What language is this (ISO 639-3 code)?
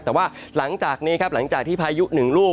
tha